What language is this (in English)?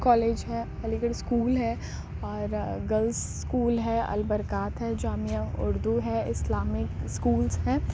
Urdu